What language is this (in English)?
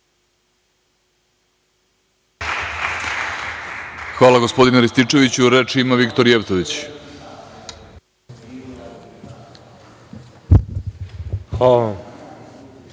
Serbian